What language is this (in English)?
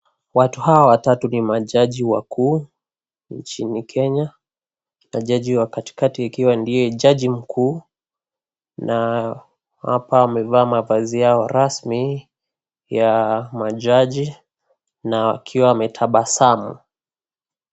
Swahili